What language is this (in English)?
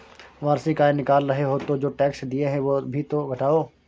Hindi